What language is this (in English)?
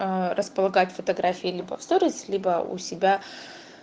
Russian